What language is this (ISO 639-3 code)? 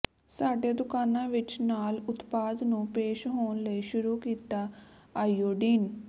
pan